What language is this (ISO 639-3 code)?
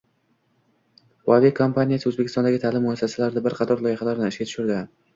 uzb